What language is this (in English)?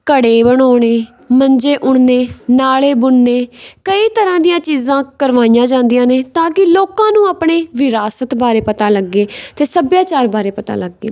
Punjabi